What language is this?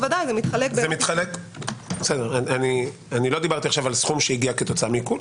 Hebrew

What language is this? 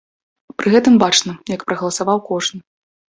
Belarusian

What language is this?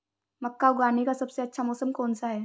Hindi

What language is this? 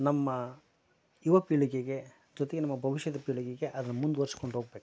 Kannada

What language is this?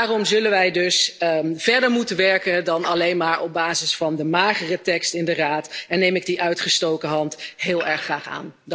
Dutch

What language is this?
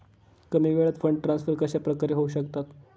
Marathi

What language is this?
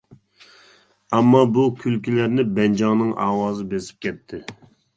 Uyghur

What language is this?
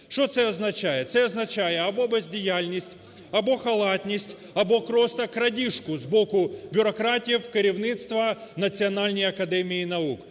Ukrainian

